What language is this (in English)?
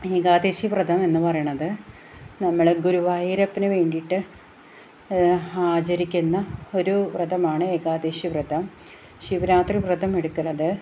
Malayalam